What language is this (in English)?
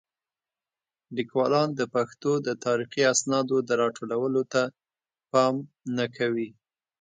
Pashto